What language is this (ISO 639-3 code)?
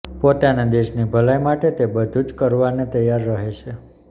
guj